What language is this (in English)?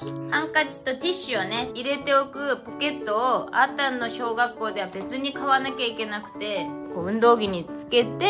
Japanese